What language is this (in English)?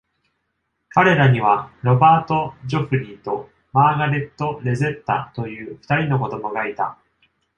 Japanese